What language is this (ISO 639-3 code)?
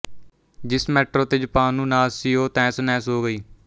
pan